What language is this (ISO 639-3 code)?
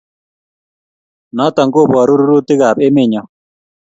kln